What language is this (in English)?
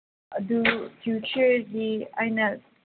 Manipuri